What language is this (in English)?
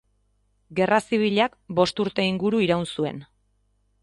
Basque